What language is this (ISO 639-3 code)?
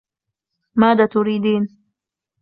ara